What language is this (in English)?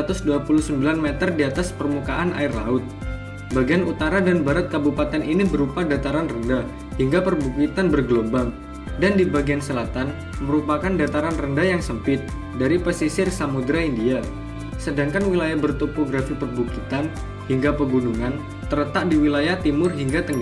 Indonesian